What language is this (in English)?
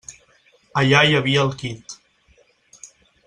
Catalan